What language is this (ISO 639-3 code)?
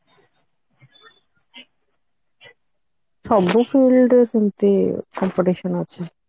ori